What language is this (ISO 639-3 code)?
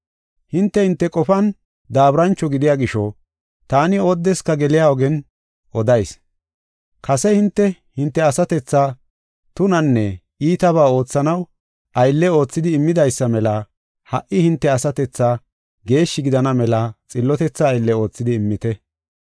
gof